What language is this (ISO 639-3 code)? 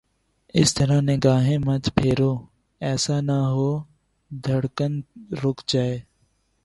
urd